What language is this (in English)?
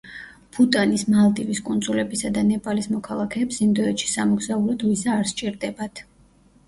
Georgian